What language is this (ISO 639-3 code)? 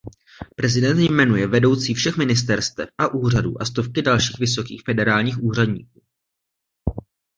ces